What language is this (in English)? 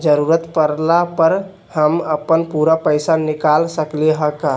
Magahi